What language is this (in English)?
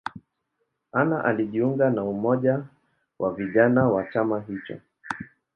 Swahili